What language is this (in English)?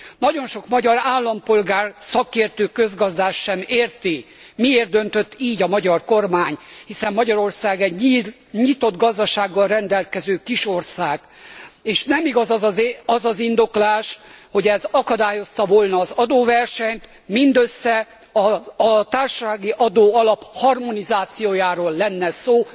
Hungarian